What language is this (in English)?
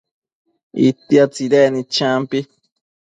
Matsés